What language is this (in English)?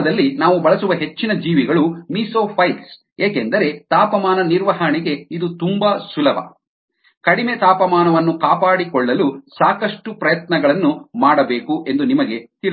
Kannada